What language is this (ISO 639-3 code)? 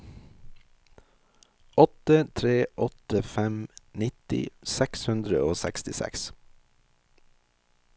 nor